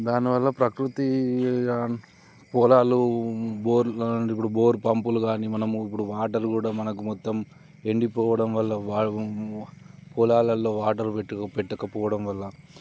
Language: Telugu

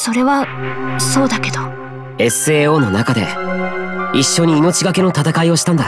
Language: Japanese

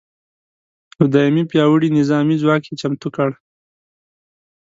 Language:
Pashto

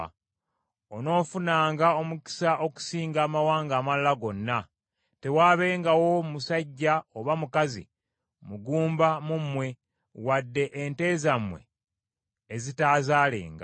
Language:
Ganda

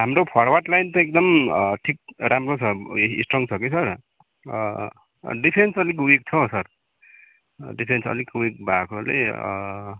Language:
Nepali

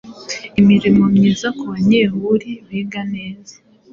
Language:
Kinyarwanda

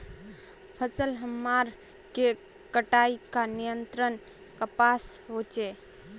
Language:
Magahi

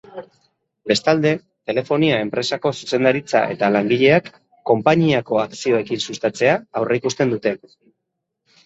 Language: Basque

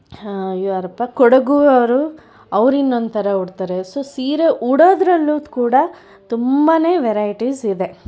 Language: Kannada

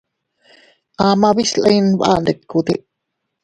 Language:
Teutila Cuicatec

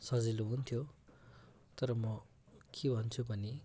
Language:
Nepali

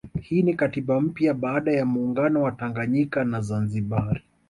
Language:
Swahili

